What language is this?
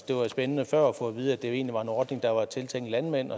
Danish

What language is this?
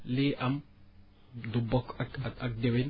Wolof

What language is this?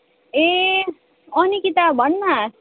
Nepali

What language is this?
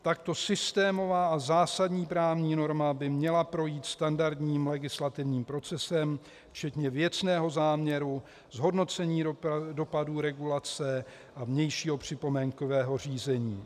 Czech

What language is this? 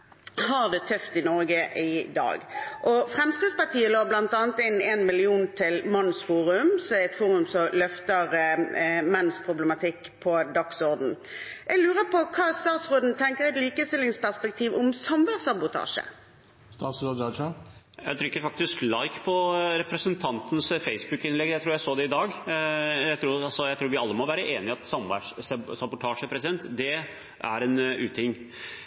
Norwegian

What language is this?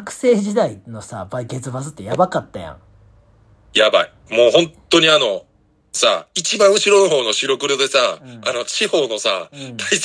Japanese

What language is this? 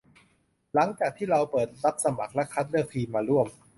Thai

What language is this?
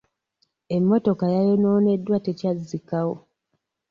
Ganda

